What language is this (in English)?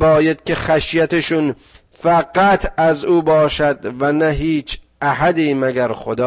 Persian